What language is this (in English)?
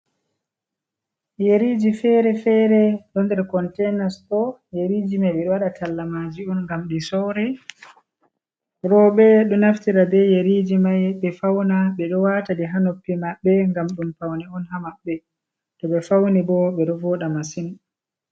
Fula